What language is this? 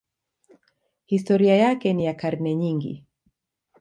Swahili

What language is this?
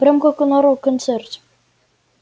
Russian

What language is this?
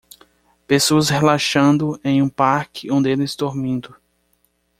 Portuguese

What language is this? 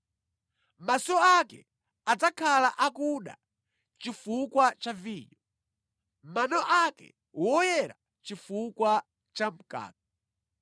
Nyanja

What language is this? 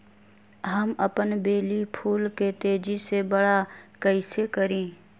Magahi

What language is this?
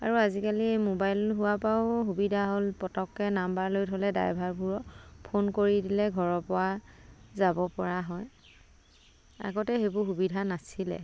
Assamese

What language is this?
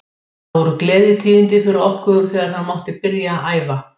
Icelandic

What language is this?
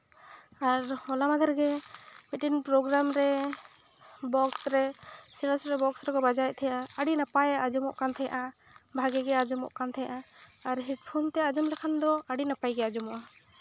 Santali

